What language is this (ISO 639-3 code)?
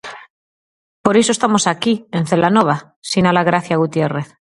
glg